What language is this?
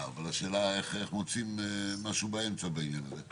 Hebrew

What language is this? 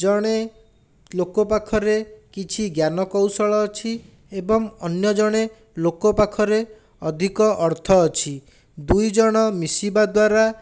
Odia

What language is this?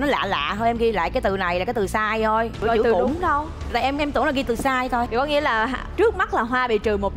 Vietnamese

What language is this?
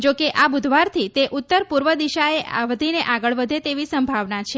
Gujarati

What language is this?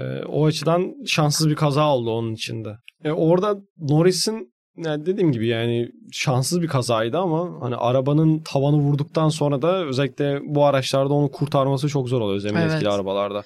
Turkish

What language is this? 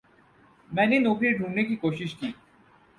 Urdu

